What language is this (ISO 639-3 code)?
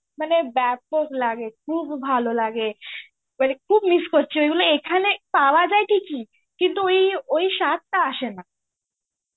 ben